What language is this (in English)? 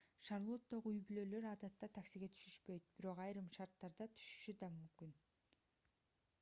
Kyrgyz